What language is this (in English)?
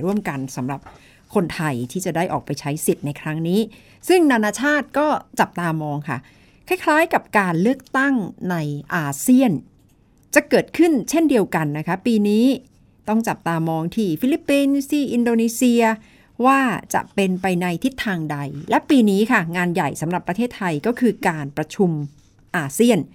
Thai